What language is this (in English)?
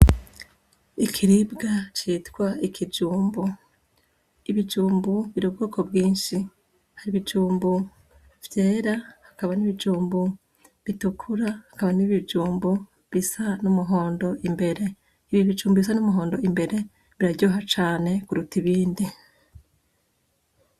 Rundi